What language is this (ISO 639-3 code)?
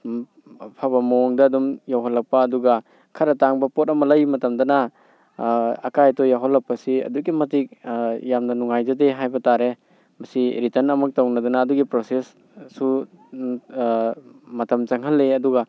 mni